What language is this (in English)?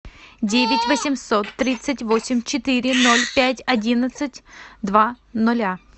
Russian